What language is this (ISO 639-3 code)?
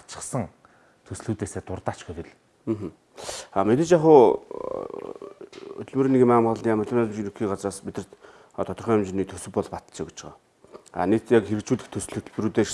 kor